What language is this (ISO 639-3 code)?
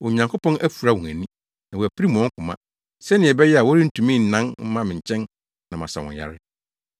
aka